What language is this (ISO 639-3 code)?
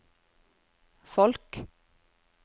nor